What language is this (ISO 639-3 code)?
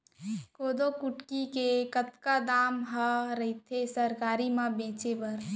hne